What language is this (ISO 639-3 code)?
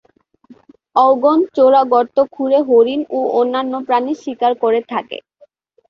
ben